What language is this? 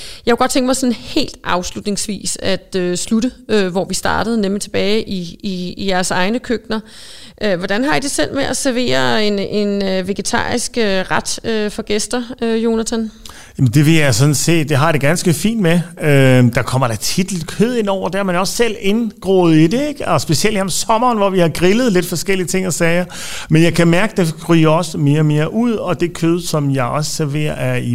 Danish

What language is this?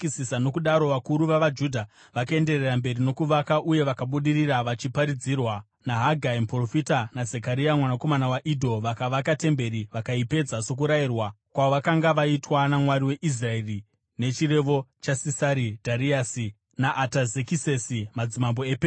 Shona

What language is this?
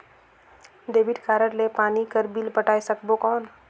Chhattisgarhi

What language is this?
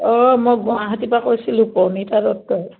Assamese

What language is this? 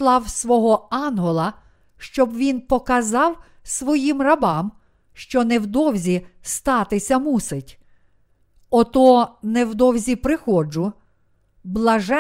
Ukrainian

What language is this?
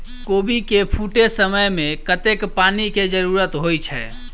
Maithili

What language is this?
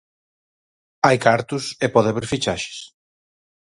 Galician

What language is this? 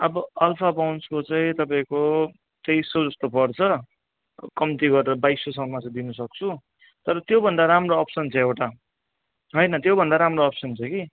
Nepali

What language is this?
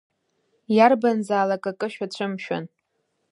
Abkhazian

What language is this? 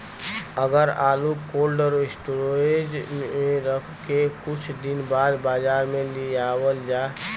Bhojpuri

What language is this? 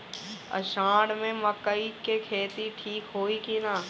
Bhojpuri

